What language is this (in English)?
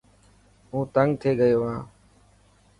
Dhatki